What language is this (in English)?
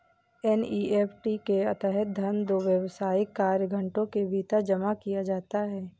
Hindi